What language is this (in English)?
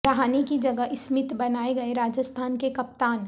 Urdu